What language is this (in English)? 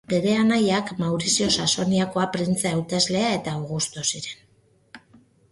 Basque